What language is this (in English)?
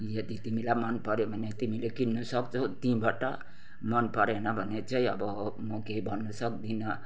Nepali